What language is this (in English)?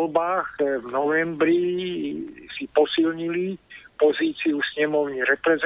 Slovak